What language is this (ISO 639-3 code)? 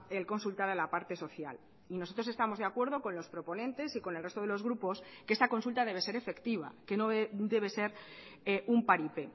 spa